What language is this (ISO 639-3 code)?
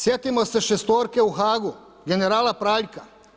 hrv